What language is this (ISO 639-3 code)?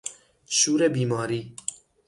fas